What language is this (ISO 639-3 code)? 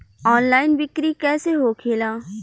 bho